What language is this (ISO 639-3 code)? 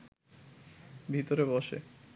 ben